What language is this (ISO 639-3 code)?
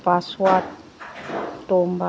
mni